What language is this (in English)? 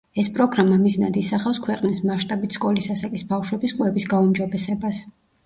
Georgian